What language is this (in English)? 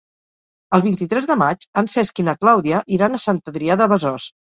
Catalan